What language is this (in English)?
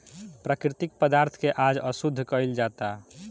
Bhojpuri